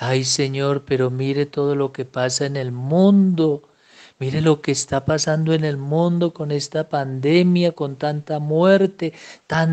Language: Spanish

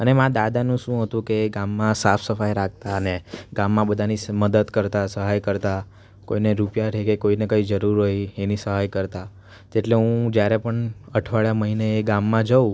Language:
Gujarati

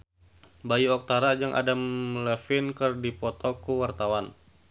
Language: Sundanese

